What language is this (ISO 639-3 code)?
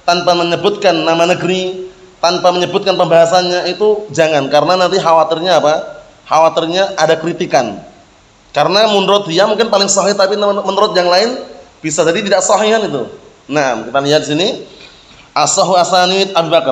ind